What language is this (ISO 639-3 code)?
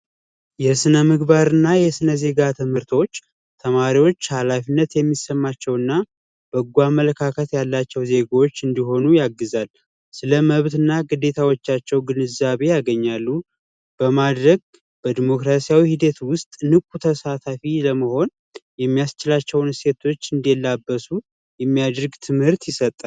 amh